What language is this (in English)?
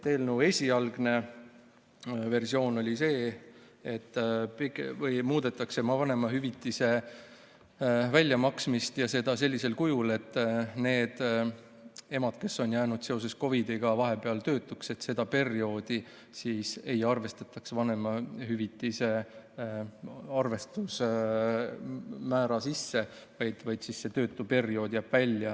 Estonian